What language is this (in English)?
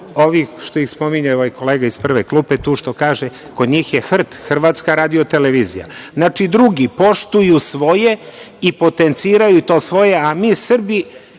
Serbian